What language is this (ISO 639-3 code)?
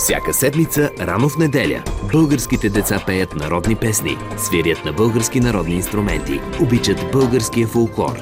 bul